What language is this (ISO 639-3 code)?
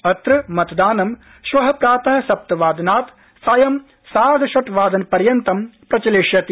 san